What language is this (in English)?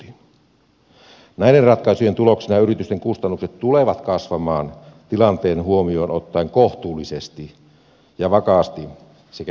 Finnish